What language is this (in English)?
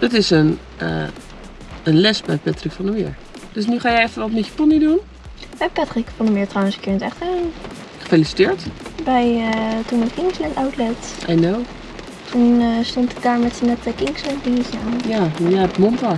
Dutch